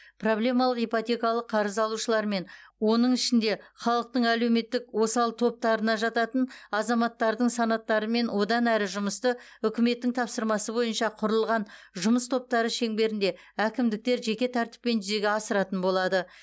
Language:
Kazakh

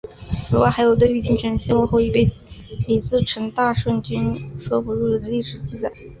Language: Chinese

